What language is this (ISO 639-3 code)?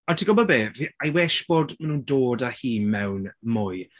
cym